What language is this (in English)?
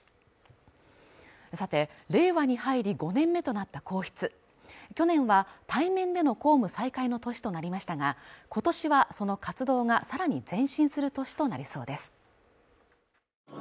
Japanese